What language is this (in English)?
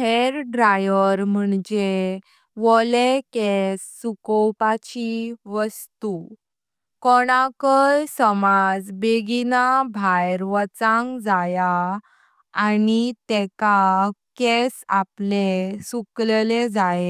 Konkani